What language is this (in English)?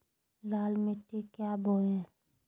Magahi